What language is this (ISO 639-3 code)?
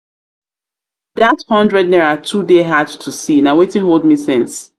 pcm